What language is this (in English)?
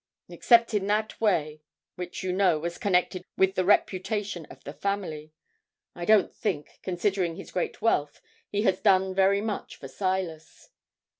English